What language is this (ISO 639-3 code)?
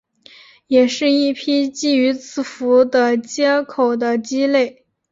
zho